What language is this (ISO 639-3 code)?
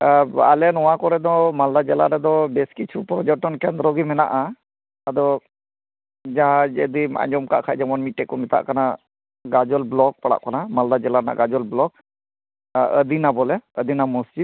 sat